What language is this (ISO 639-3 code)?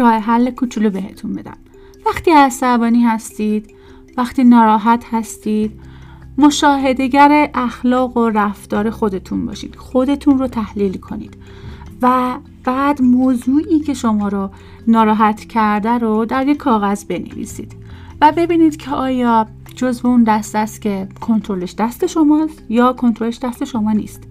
fas